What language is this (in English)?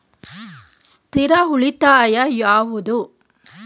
Kannada